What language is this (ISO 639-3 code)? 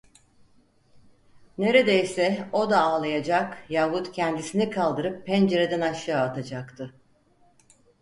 tur